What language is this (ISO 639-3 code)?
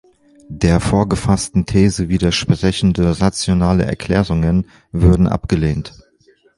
deu